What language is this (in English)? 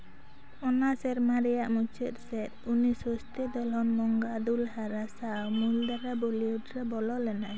Santali